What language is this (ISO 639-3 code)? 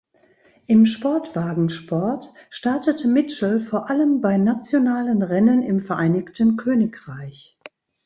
deu